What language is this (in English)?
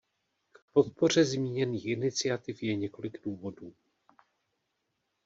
Czech